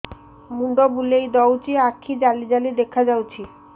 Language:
Odia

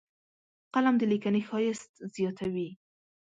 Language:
Pashto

